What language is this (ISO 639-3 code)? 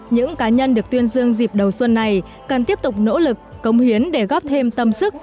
vie